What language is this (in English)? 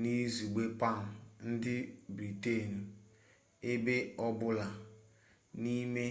Igbo